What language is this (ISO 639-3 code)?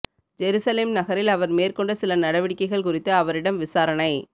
tam